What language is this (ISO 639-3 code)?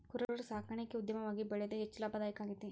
kan